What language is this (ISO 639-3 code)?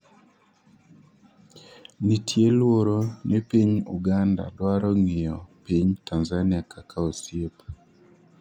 luo